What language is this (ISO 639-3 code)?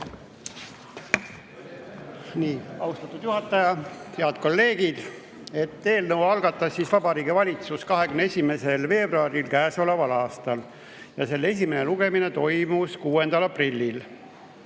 est